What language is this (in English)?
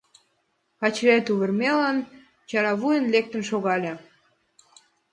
Mari